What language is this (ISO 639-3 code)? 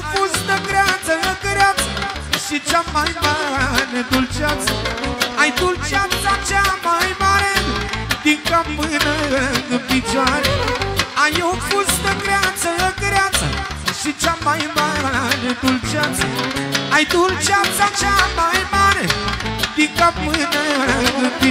ron